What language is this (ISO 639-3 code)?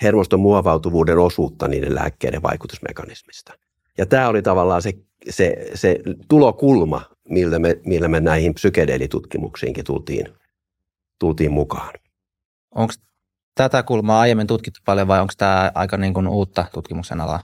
fin